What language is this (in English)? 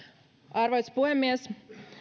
Finnish